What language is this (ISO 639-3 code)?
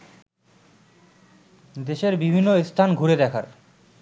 ben